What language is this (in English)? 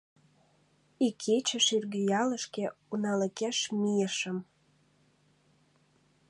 Mari